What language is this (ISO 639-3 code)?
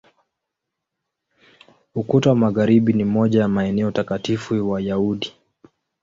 swa